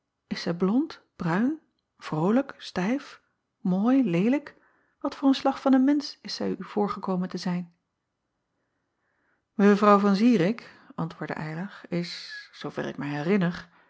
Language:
Dutch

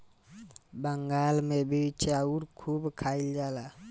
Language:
Bhojpuri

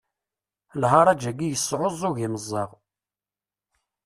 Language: Kabyle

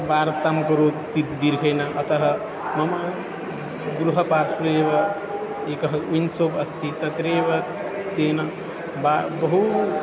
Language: Sanskrit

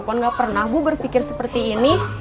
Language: Indonesian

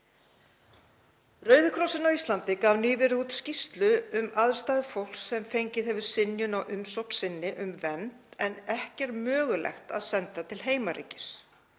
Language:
Icelandic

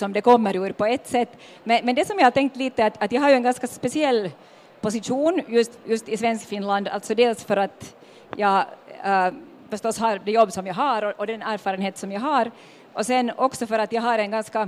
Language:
Swedish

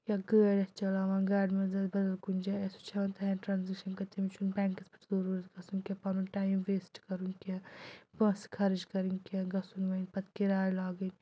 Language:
Kashmiri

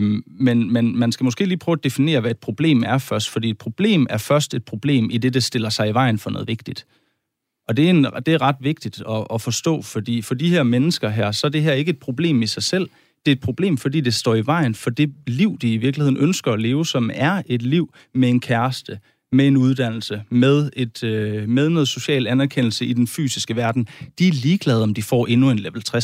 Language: Danish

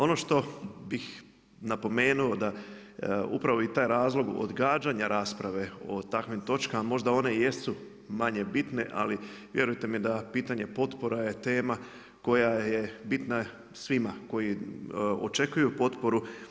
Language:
Croatian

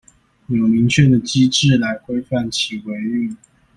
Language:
Chinese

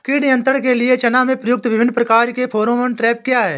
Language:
Hindi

